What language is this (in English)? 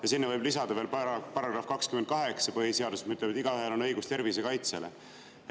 Estonian